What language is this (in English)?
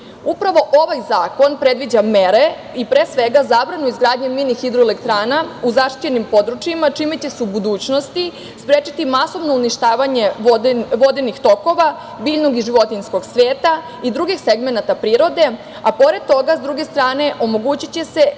Serbian